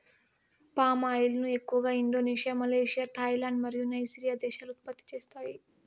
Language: Telugu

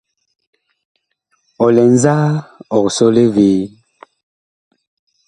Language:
Bakoko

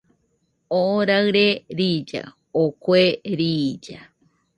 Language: Nüpode Huitoto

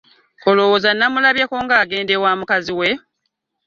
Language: Ganda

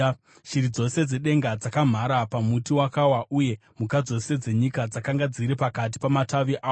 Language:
Shona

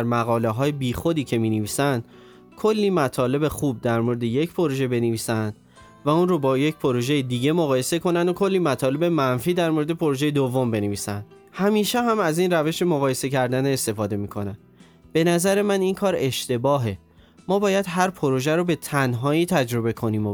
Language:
Persian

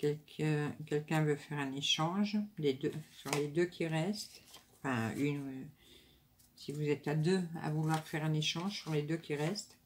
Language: French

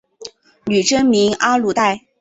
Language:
Chinese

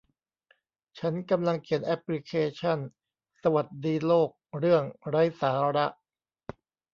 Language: Thai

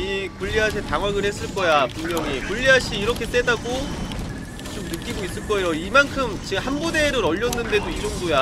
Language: Korean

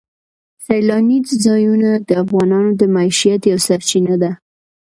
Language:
Pashto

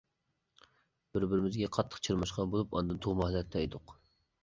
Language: Uyghur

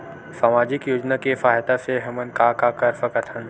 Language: Chhattisgarhi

